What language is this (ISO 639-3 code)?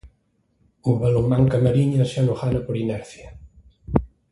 glg